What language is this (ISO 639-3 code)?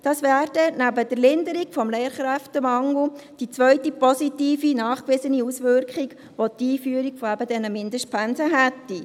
gsw